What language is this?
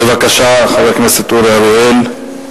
Hebrew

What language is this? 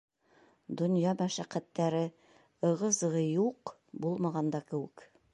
Bashkir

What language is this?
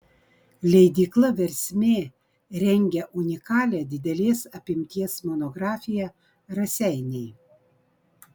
Lithuanian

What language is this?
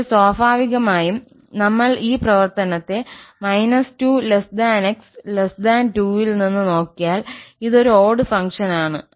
Malayalam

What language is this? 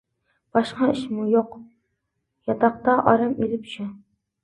Uyghur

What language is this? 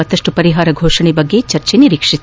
Kannada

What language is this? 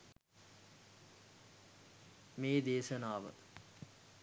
Sinhala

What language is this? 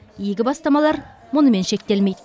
Kazakh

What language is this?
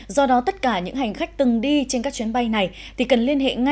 Vietnamese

